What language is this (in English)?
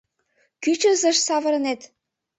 Mari